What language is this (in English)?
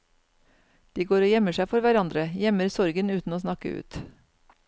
Norwegian